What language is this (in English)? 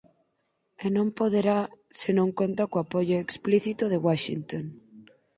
Galician